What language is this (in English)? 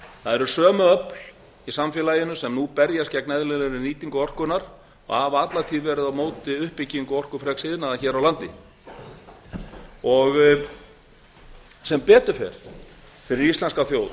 Icelandic